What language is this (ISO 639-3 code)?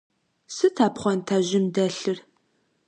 kbd